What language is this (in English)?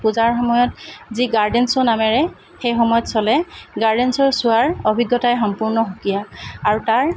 Assamese